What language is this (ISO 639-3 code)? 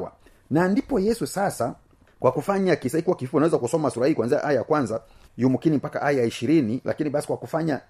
swa